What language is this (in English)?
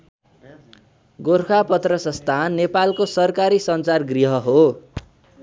Nepali